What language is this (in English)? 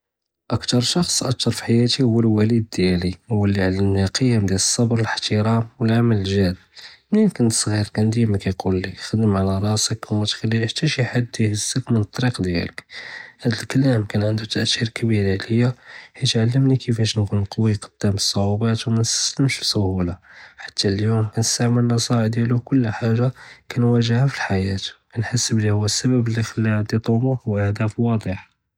Judeo-Arabic